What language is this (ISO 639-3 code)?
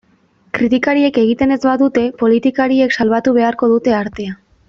eus